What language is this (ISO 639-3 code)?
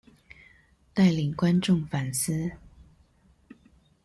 zho